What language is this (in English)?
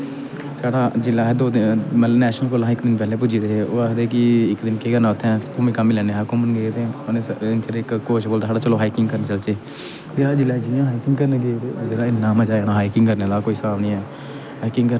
Dogri